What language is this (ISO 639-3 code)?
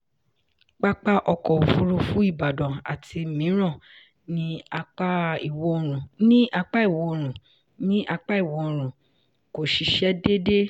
yor